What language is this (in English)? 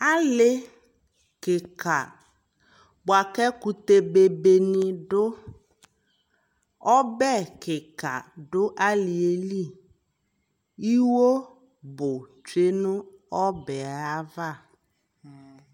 Ikposo